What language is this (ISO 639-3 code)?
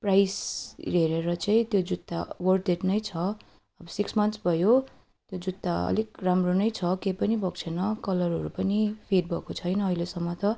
nep